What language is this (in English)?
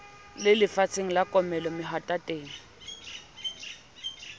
Southern Sotho